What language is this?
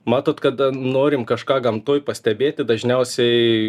Lithuanian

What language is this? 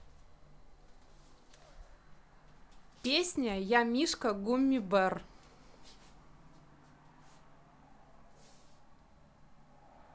Russian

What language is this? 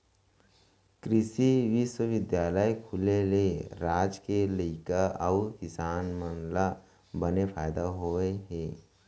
Chhattisgarhi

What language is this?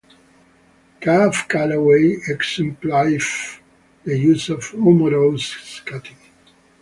English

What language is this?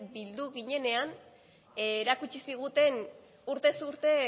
Basque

